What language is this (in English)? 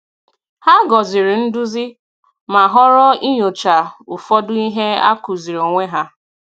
Igbo